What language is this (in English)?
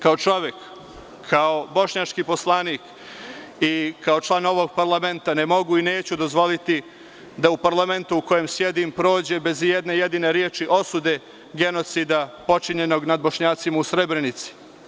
Serbian